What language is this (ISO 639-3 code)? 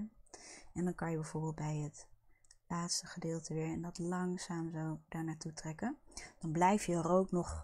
nld